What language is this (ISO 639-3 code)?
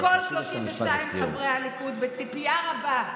heb